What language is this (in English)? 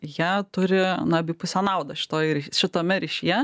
Lithuanian